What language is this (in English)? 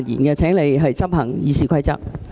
Cantonese